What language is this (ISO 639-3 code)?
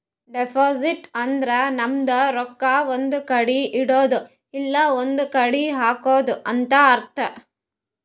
kan